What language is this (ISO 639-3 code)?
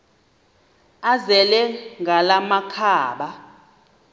xho